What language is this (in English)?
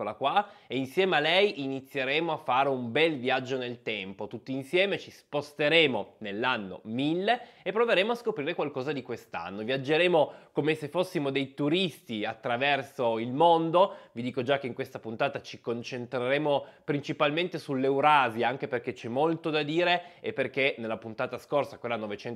Italian